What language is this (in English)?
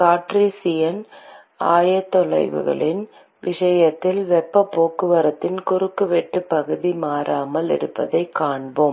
Tamil